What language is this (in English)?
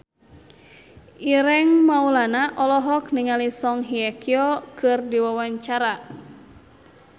Sundanese